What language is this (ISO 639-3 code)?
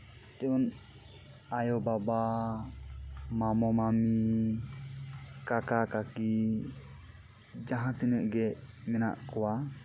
sat